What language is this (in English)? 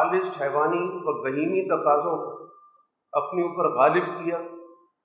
Urdu